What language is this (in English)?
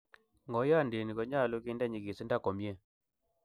Kalenjin